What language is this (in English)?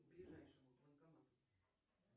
Russian